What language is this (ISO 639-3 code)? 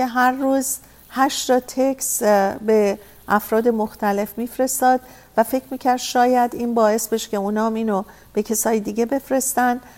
fas